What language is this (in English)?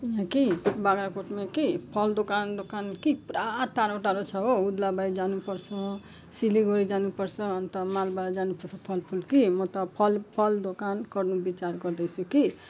Nepali